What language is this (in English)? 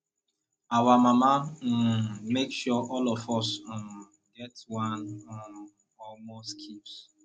Nigerian Pidgin